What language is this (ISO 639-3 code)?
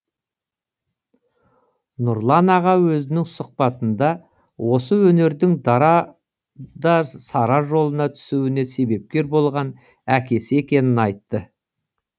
kaz